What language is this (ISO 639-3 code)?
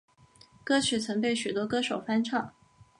zho